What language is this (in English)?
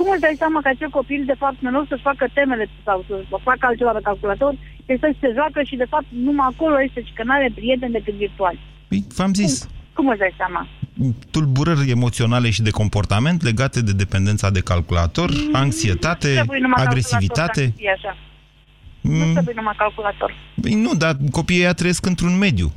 Romanian